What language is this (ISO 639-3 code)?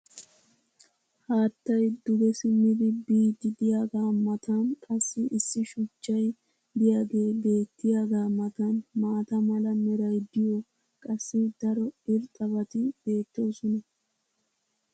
wal